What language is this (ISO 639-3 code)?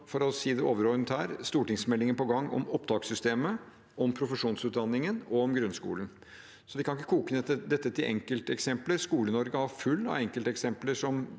nor